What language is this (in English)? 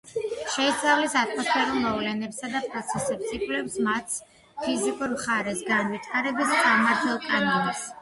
Georgian